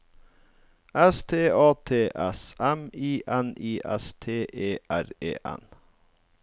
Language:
Norwegian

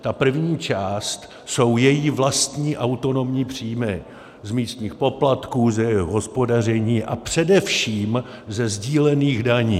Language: Czech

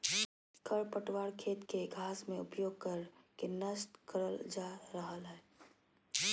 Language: Magahi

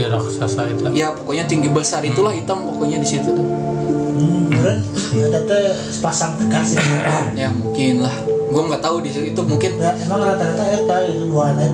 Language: Indonesian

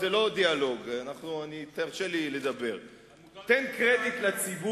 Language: Hebrew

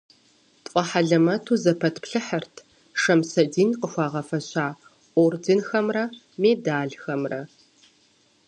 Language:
Kabardian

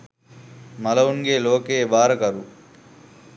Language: Sinhala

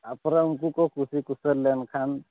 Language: Santali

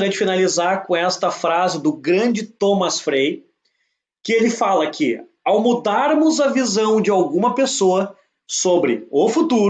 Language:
Portuguese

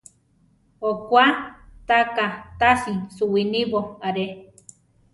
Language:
Central Tarahumara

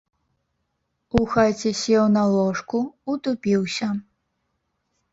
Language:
Belarusian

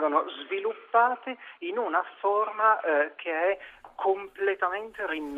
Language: Italian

